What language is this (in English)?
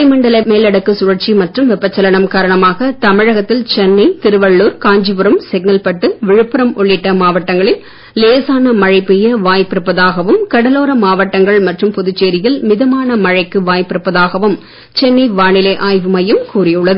Tamil